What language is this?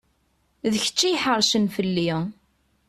Kabyle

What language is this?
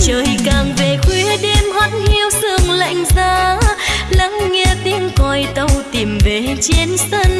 Vietnamese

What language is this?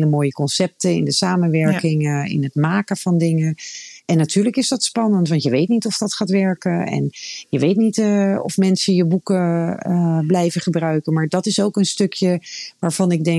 Dutch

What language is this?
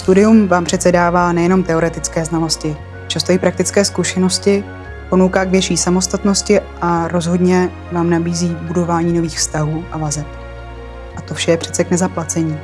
Czech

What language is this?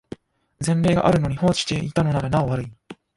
Japanese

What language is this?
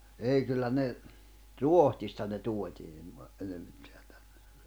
Finnish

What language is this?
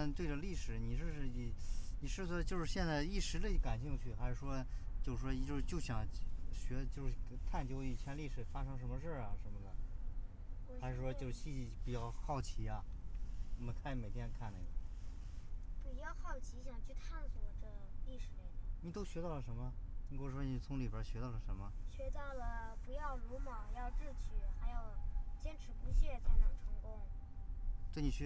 Chinese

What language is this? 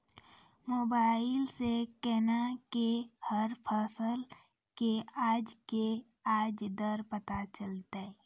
Maithili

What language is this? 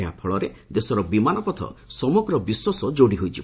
Odia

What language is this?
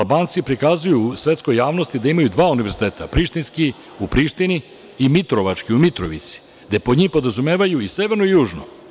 Serbian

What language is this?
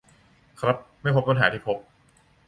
Thai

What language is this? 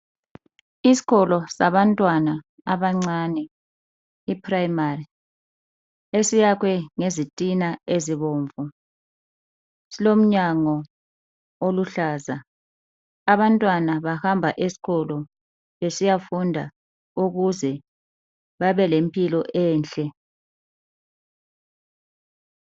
North Ndebele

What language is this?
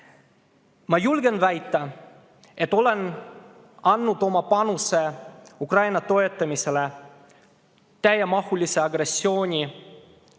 Estonian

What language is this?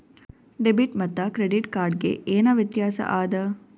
Kannada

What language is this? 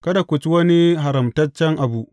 Hausa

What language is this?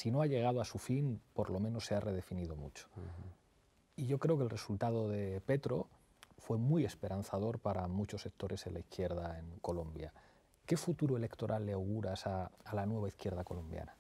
Spanish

